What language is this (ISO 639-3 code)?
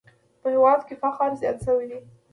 pus